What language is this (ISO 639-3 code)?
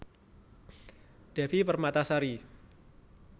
jav